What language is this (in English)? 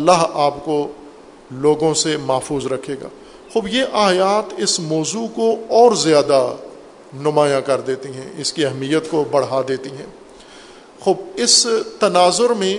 Urdu